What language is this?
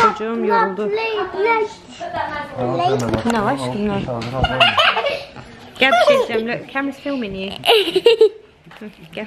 Turkish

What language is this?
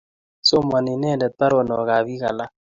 Kalenjin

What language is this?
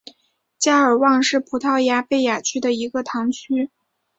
Chinese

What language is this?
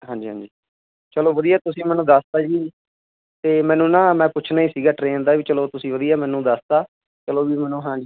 Punjabi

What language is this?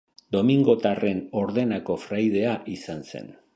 Basque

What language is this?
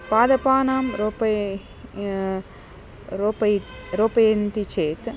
Sanskrit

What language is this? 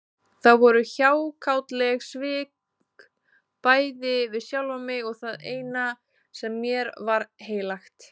Icelandic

